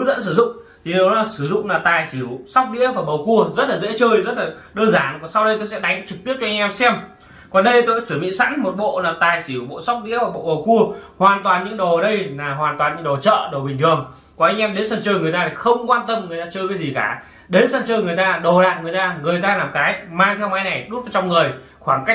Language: Vietnamese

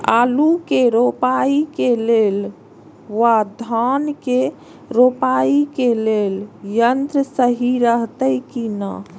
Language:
Maithili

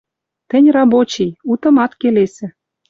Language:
Western Mari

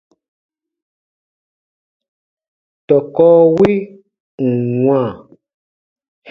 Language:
Baatonum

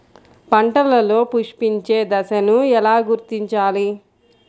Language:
Telugu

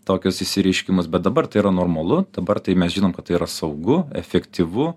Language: Lithuanian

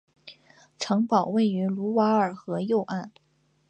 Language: Chinese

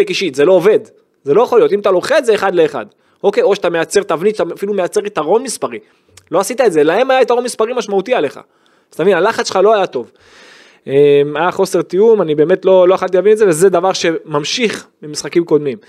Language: Hebrew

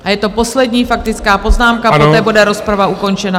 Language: Czech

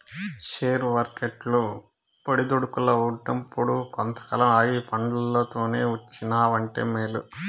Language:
Telugu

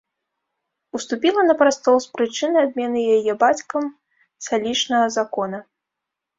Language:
Belarusian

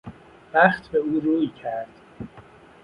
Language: Persian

